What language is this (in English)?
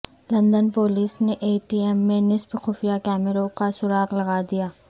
Urdu